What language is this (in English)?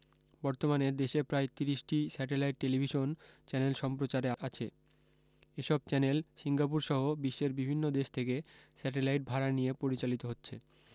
Bangla